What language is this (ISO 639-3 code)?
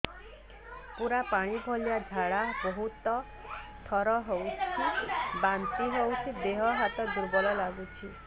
ori